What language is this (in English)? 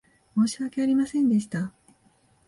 Japanese